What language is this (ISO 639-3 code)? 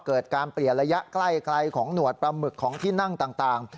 tha